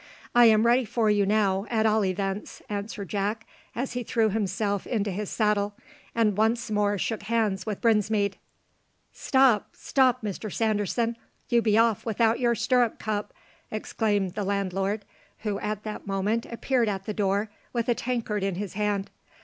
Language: English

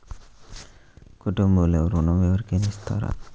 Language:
Telugu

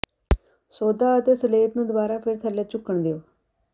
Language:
Punjabi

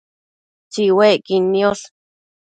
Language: Matsés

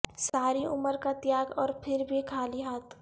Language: Urdu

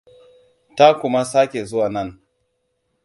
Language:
Hausa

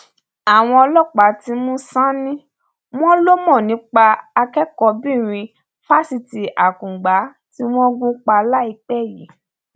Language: Yoruba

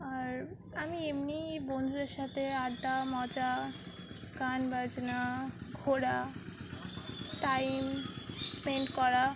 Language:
Bangla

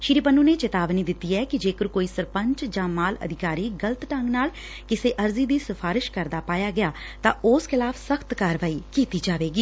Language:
Punjabi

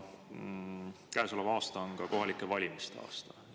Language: Estonian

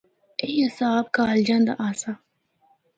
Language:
Northern Hindko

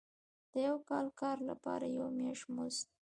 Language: Pashto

